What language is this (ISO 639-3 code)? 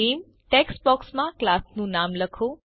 guj